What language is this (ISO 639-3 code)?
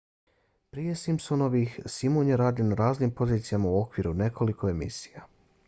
bos